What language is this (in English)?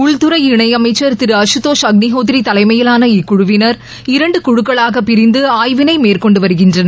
Tamil